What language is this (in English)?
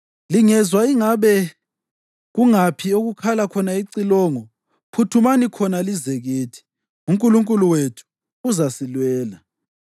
North Ndebele